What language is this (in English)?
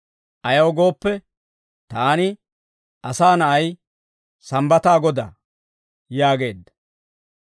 Dawro